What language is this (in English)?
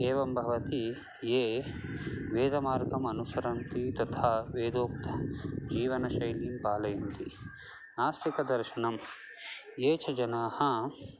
Sanskrit